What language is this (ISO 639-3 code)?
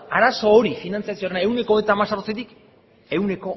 eus